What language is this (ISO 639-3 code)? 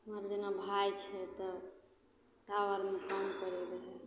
mai